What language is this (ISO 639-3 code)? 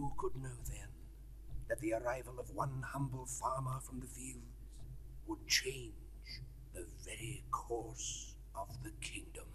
swe